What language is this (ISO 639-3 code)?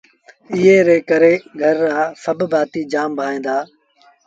sbn